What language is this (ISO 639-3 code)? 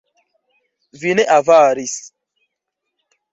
epo